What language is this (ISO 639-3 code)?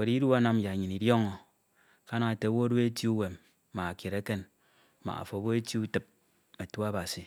itw